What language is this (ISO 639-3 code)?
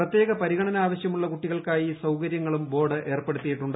mal